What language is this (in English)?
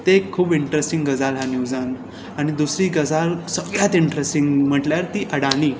Konkani